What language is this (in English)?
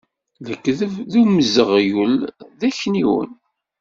Kabyle